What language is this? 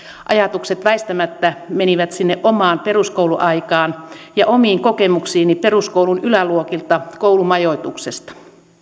Finnish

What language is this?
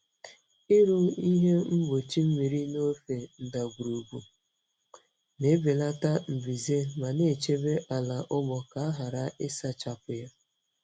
Igbo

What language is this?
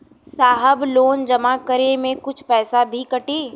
Bhojpuri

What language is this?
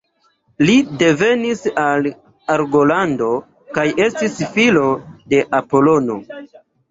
Esperanto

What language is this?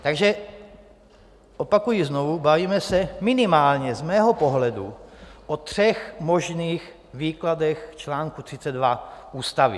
Czech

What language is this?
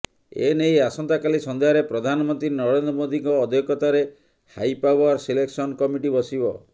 Odia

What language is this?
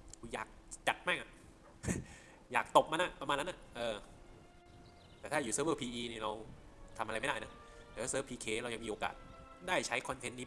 Thai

